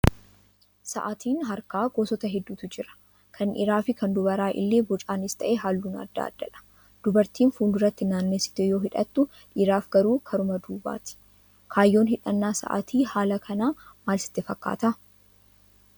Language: Oromo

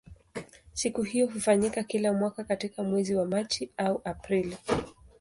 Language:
Swahili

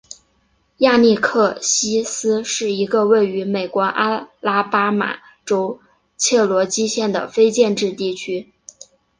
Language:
Chinese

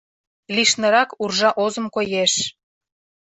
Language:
Mari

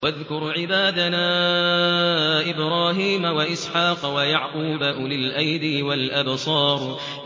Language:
Arabic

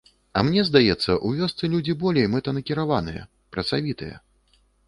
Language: Belarusian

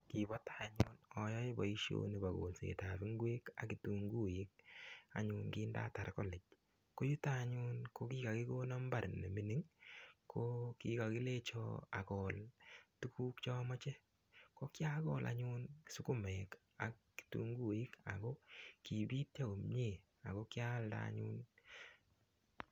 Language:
Kalenjin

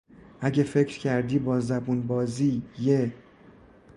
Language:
Persian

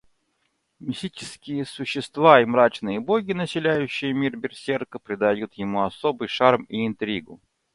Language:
Russian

